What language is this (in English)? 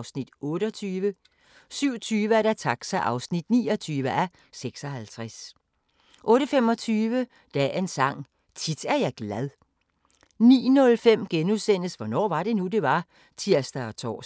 Danish